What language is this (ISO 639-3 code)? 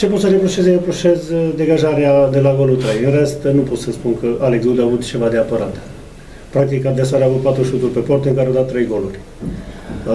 ron